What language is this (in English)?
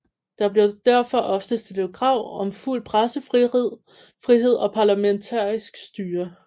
Danish